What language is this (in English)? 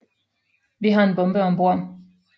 Danish